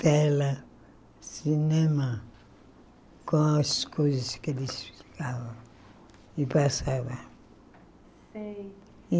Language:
Portuguese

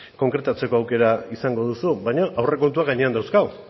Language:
Basque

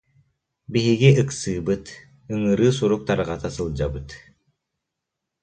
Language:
Yakut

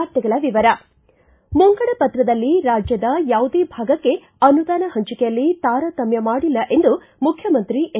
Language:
Kannada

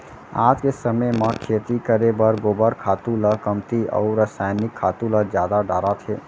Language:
Chhattisgarhi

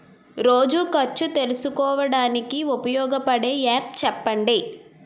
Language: Telugu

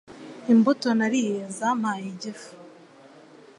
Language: Kinyarwanda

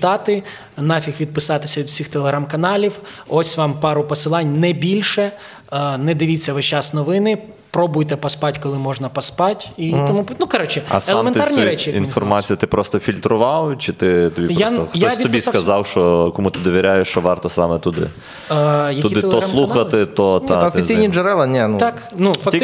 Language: Ukrainian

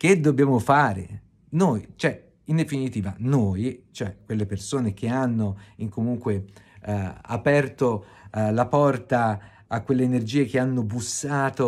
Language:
Italian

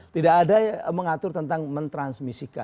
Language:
Indonesian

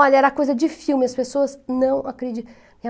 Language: Portuguese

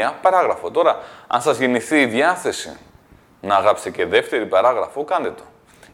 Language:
Greek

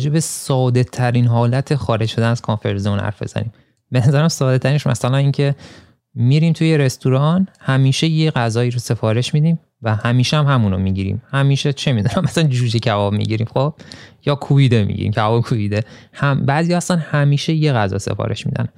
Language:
Persian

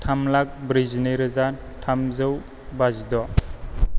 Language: Bodo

